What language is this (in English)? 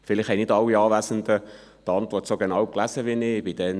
Swiss German